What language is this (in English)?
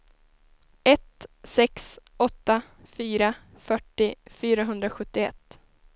Swedish